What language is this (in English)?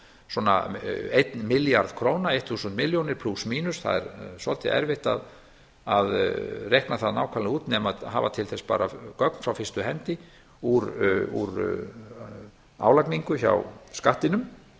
Icelandic